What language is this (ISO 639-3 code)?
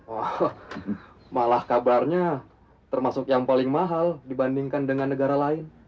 ind